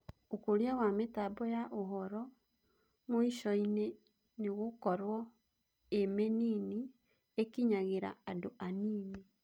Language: Kikuyu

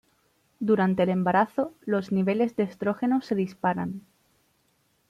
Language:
Spanish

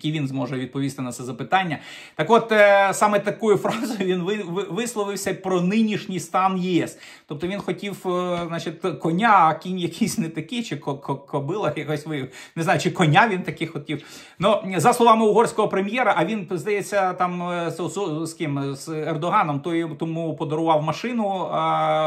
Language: Ukrainian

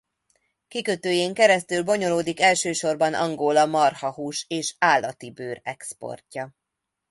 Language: Hungarian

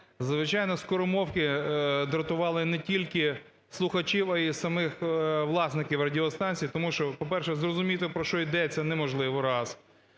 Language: Ukrainian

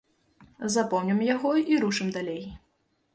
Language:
Belarusian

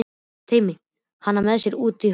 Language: Icelandic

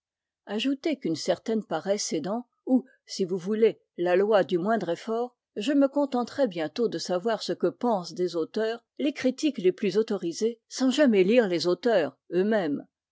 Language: French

